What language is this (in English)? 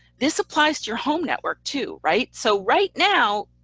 English